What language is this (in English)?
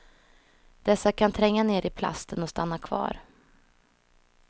Swedish